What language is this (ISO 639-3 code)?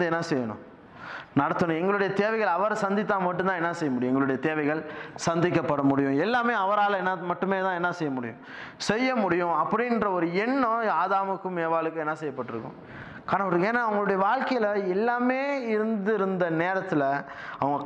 tam